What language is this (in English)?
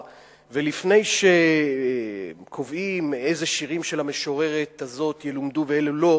Hebrew